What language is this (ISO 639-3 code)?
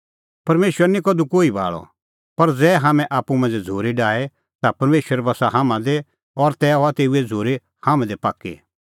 kfx